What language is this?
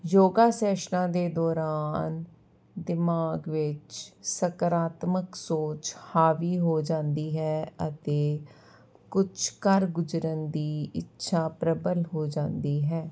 Punjabi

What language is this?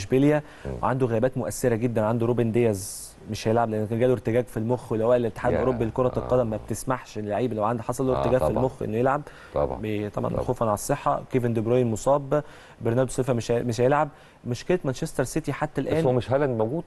Arabic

